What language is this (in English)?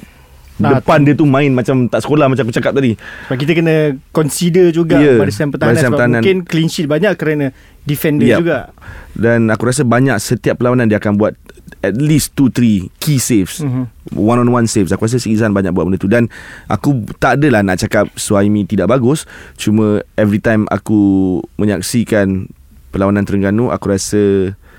Malay